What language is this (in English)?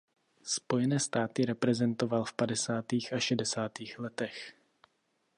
Czech